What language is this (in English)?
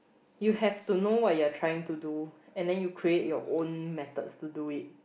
English